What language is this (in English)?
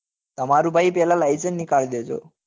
Gujarati